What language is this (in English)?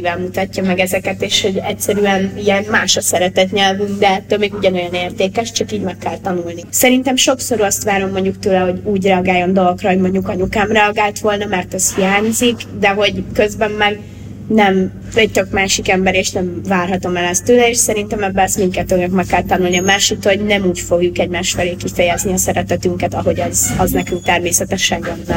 Hungarian